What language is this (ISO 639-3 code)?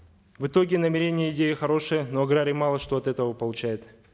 kaz